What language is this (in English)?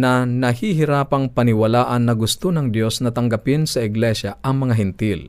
Filipino